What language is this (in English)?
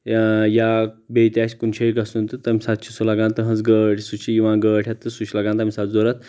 Kashmiri